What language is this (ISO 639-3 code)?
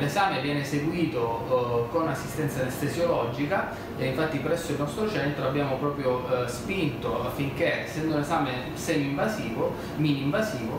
ita